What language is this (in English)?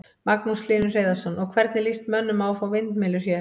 Icelandic